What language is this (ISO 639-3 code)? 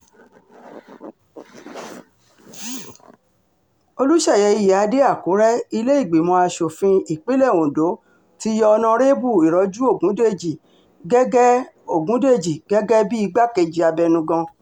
yor